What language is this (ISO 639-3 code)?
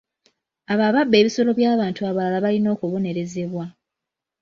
lug